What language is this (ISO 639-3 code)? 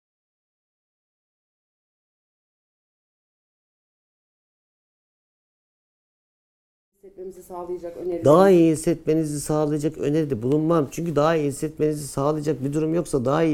tur